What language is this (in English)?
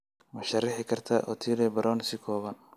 Somali